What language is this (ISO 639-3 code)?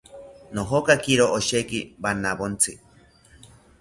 cpy